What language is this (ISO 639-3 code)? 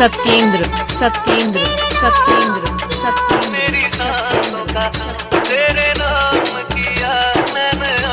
vie